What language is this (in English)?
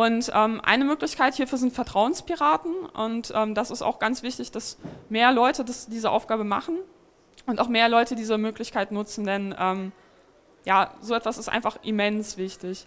German